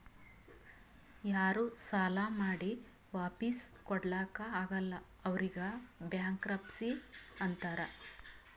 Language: Kannada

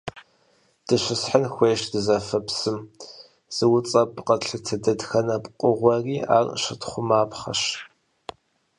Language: Kabardian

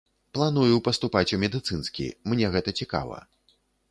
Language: Belarusian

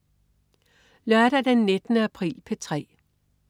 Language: Danish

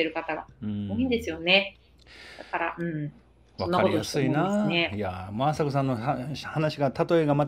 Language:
Japanese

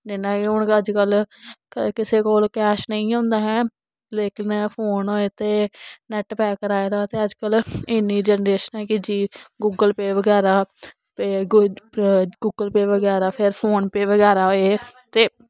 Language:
Dogri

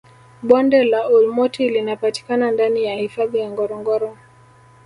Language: Swahili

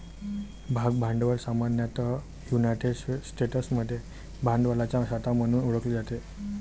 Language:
Marathi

